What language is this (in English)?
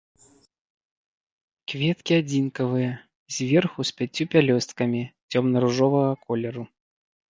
Belarusian